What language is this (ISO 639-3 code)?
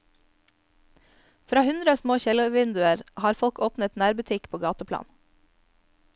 nor